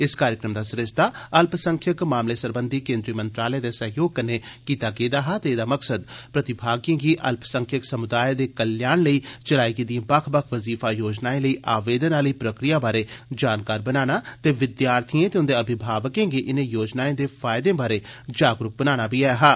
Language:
Dogri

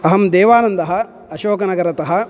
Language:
Sanskrit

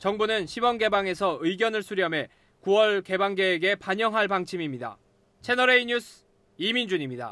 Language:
Korean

